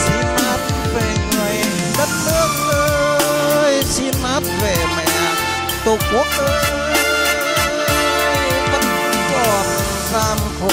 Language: Vietnamese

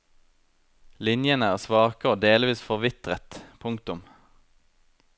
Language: Norwegian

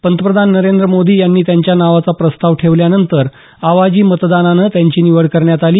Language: Marathi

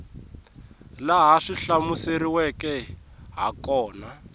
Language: Tsonga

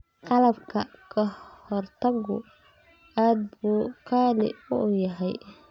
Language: Somali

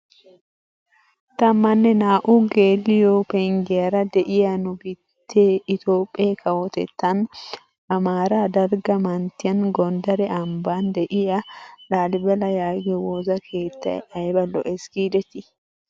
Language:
Wolaytta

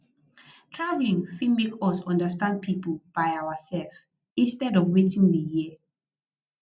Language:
Nigerian Pidgin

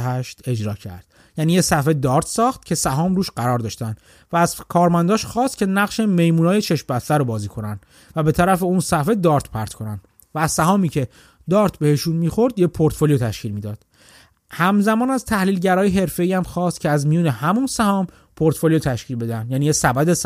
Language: Persian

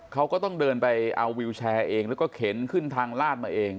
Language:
Thai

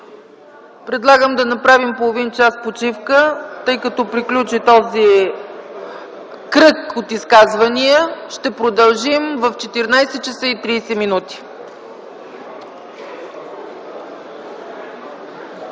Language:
Bulgarian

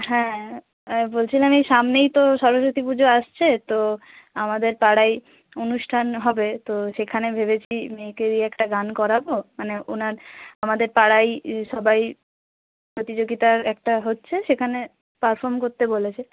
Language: Bangla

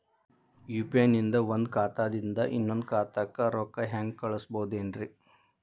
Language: Kannada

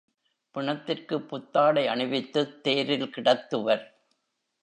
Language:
Tamil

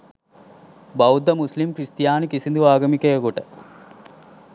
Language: Sinhala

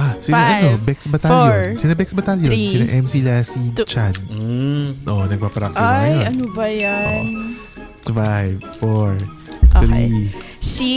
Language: Filipino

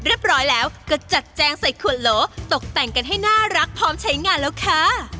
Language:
Thai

